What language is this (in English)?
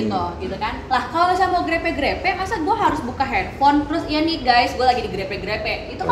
Indonesian